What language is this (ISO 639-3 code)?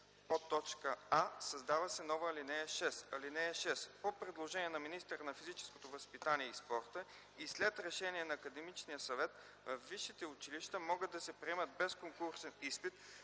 bul